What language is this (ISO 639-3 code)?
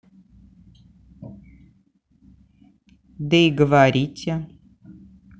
rus